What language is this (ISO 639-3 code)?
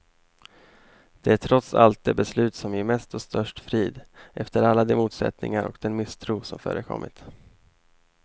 swe